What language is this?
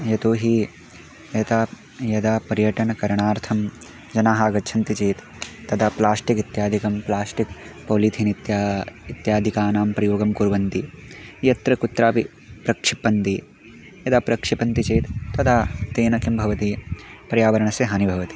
Sanskrit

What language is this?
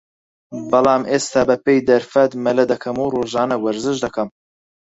Central Kurdish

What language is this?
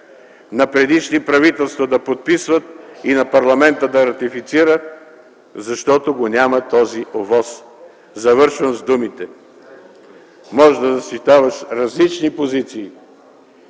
Bulgarian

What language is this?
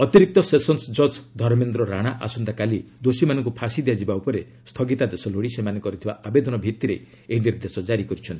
Odia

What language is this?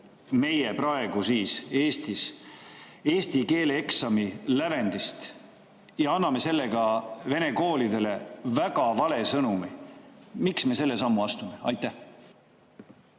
Estonian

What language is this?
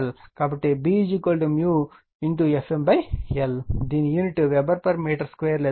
Telugu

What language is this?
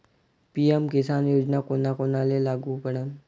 Marathi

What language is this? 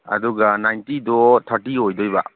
Manipuri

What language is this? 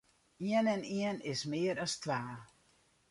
Western Frisian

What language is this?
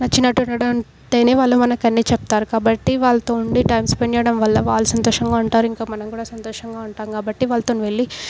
Telugu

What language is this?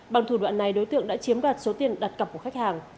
Vietnamese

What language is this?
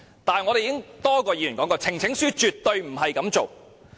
Cantonese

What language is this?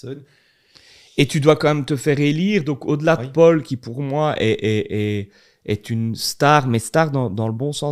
French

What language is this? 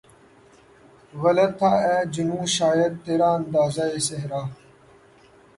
Urdu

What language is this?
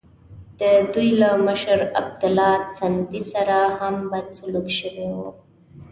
Pashto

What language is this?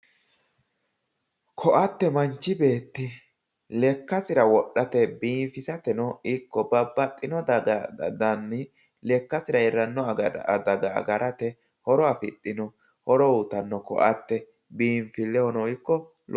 Sidamo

